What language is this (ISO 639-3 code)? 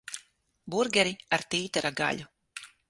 lav